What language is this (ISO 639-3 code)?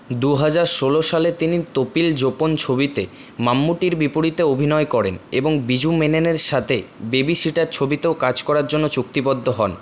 ben